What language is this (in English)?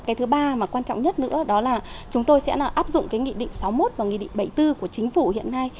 Vietnamese